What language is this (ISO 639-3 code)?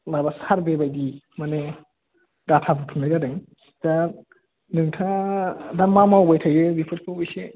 brx